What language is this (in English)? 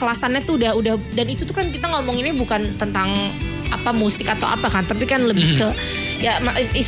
Indonesian